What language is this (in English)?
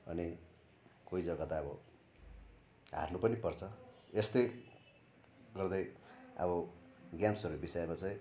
Nepali